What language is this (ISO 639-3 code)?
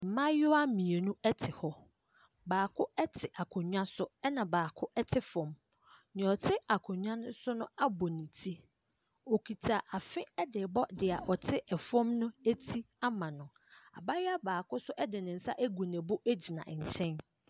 aka